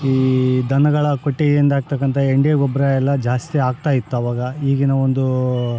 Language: Kannada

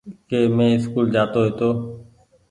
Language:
Goaria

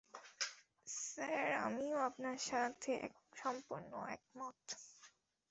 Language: Bangla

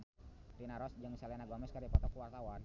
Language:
Sundanese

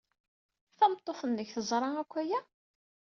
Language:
Kabyle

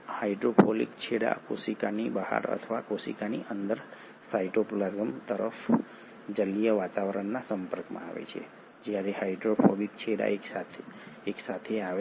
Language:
Gujarati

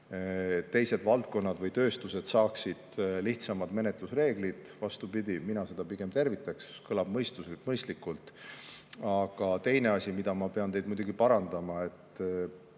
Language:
Estonian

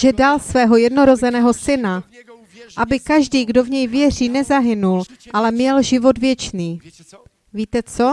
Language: Czech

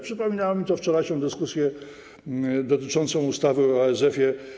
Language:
Polish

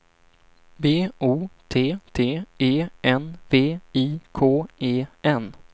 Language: Swedish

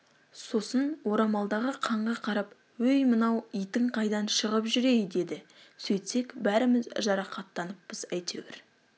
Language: Kazakh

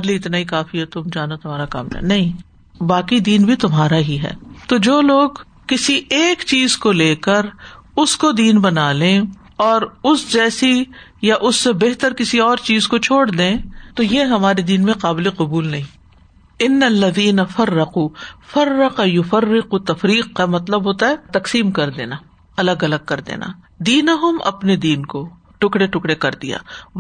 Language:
Urdu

